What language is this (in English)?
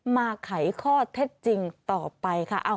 Thai